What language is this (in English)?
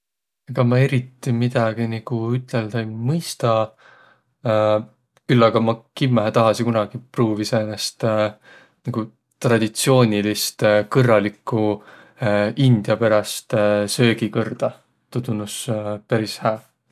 Võro